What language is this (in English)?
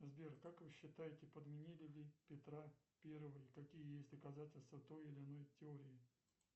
Russian